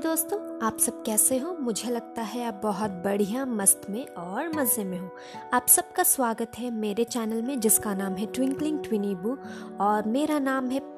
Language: Hindi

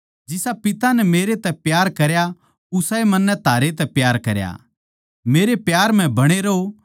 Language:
Haryanvi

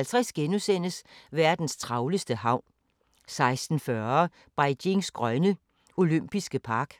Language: Danish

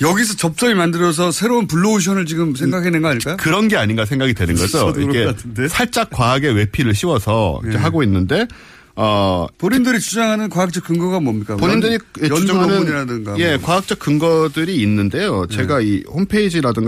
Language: Korean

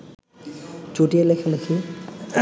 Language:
Bangla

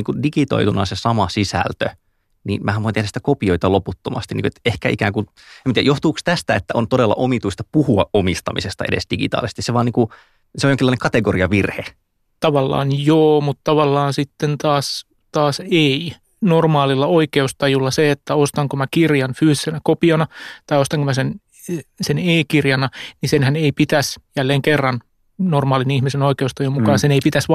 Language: Finnish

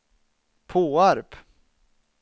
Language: Swedish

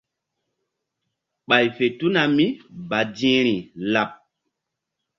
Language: Mbum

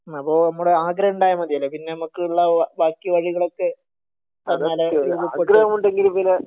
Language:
Malayalam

